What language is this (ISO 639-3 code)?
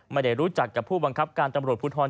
tha